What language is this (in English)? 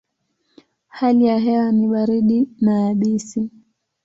Swahili